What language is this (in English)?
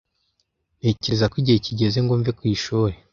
Kinyarwanda